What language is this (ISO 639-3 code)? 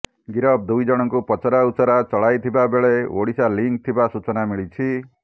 ori